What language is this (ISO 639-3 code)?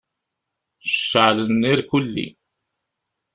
kab